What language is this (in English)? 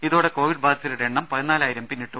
Malayalam